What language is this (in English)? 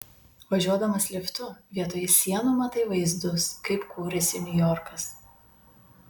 Lithuanian